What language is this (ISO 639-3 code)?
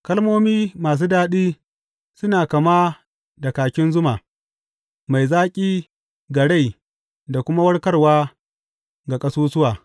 hau